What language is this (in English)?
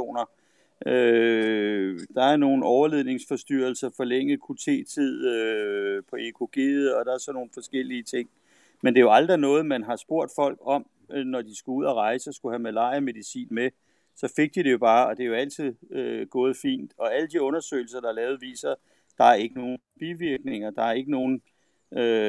Danish